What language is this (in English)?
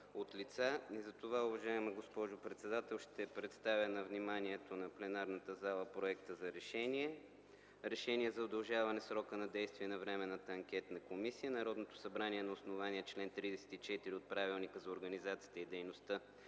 Bulgarian